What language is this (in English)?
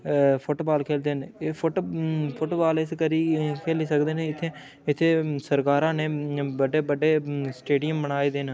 Dogri